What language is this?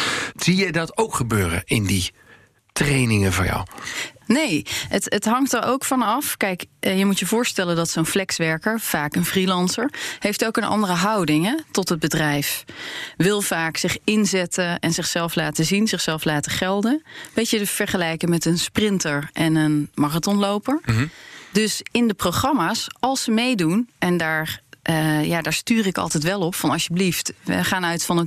Dutch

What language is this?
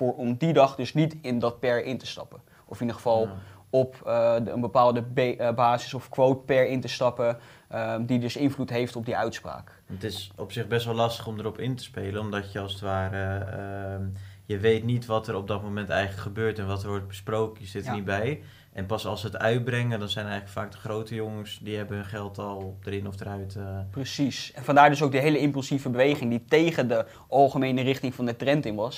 Dutch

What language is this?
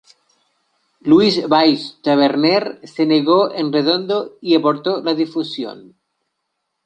Spanish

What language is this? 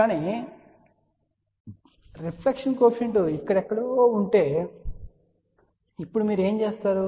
Telugu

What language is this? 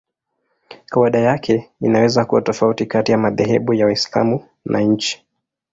Swahili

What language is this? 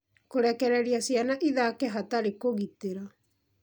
Kikuyu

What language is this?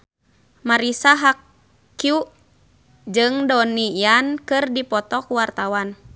Sundanese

